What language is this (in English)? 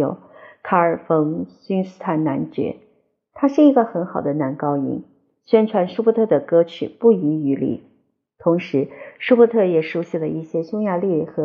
Chinese